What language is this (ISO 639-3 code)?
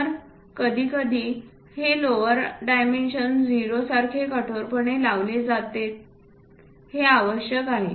mar